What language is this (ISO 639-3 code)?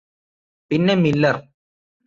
mal